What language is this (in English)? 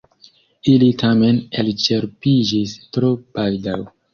Esperanto